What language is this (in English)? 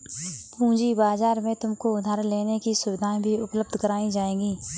Hindi